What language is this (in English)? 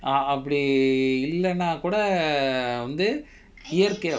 English